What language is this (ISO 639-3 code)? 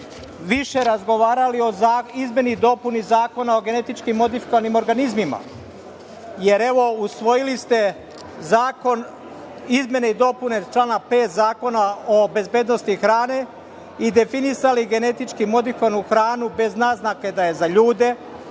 srp